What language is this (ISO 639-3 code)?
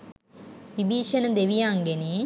sin